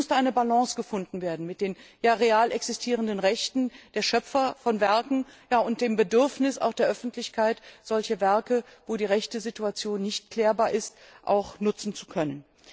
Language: German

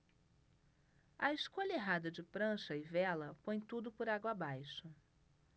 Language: Portuguese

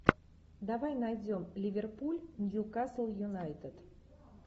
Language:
Russian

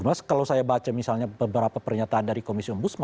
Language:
Indonesian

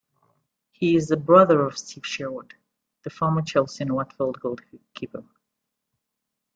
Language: English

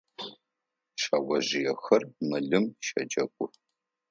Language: Adyghe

